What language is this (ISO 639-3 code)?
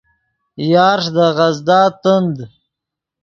ydg